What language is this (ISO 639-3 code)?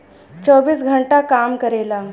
bho